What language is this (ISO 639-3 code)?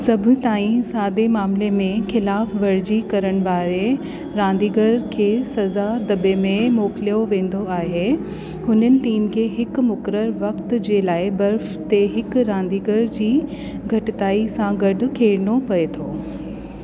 snd